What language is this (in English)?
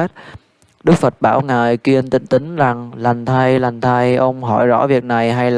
Vietnamese